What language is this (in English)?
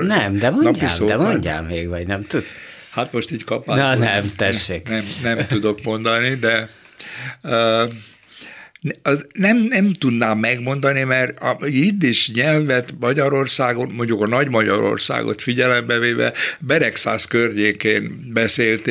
Hungarian